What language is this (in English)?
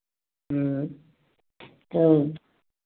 Hindi